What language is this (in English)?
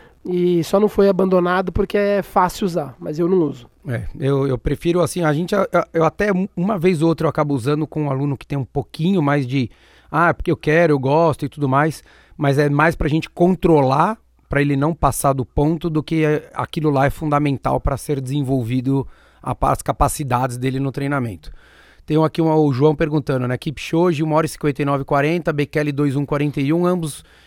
Portuguese